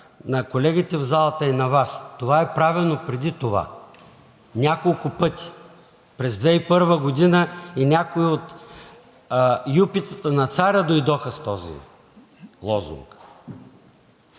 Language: Bulgarian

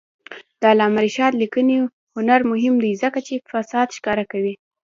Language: Pashto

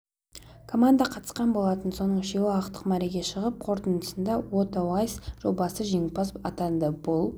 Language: Kazakh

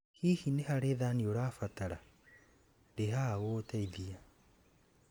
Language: Kikuyu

